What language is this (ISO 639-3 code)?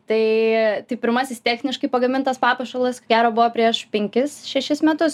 lit